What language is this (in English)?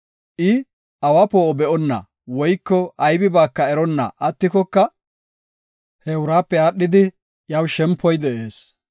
Gofa